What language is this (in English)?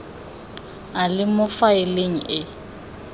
Tswana